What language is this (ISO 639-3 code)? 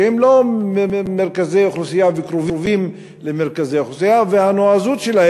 heb